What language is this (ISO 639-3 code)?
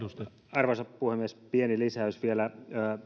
fin